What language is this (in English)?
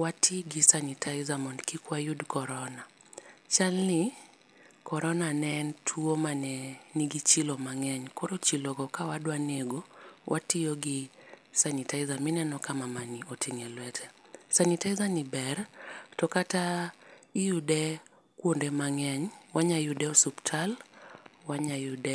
Luo (Kenya and Tanzania)